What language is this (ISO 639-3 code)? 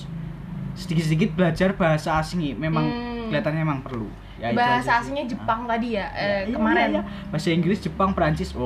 ind